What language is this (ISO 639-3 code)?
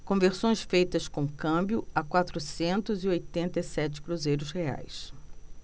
por